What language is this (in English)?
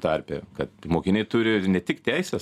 Lithuanian